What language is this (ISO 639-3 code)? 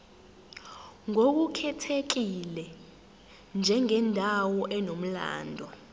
zul